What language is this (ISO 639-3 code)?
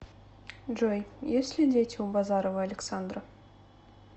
rus